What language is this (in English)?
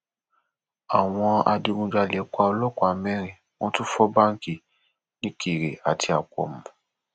Yoruba